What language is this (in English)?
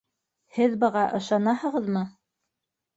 Bashkir